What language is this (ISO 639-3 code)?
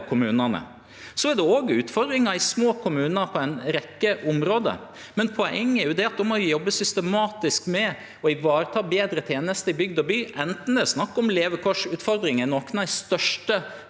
nor